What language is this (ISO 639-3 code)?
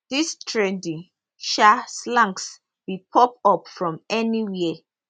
pcm